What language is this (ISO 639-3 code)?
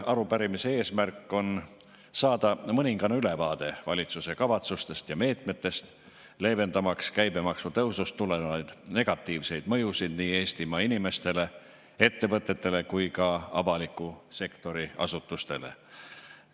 est